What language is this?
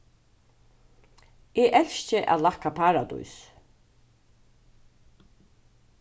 Faroese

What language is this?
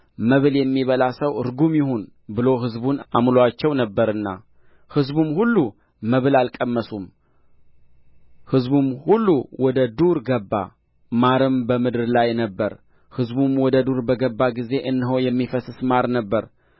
Amharic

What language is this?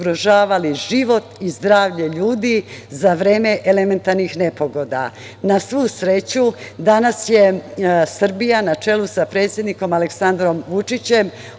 Serbian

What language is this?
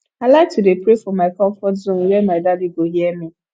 Nigerian Pidgin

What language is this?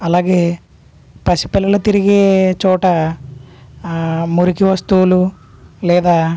Telugu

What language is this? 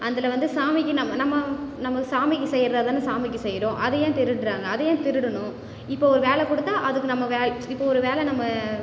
Tamil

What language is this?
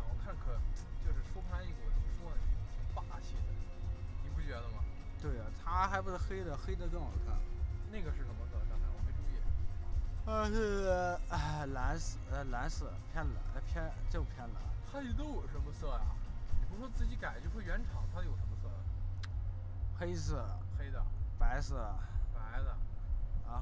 Chinese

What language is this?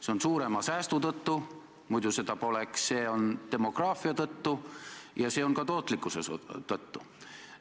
Estonian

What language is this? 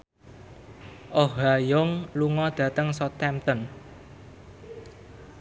Javanese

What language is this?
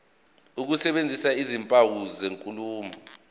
Zulu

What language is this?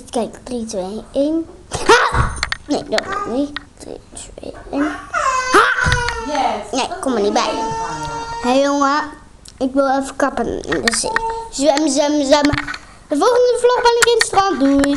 Dutch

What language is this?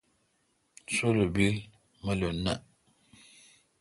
Kalkoti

